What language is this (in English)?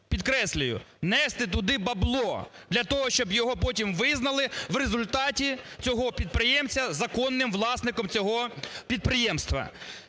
Ukrainian